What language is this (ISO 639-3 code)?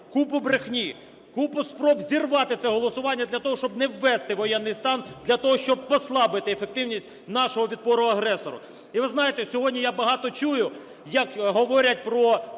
ukr